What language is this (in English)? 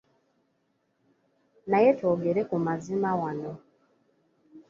Ganda